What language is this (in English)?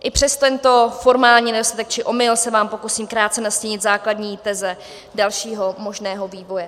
Czech